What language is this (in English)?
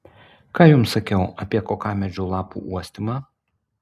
Lithuanian